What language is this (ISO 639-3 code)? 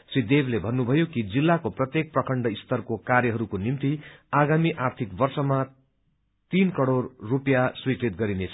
nep